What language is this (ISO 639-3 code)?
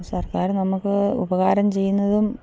mal